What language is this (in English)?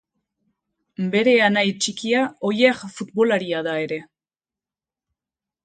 Basque